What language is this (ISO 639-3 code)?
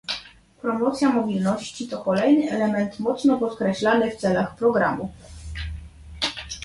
pol